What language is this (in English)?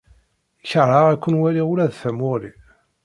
Kabyle